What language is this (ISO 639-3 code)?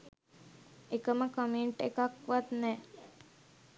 sin